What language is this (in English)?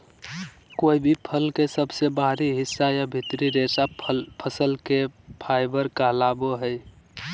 Magahi